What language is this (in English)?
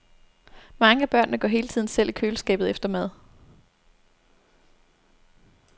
Danish